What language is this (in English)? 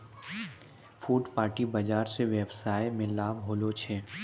Maithili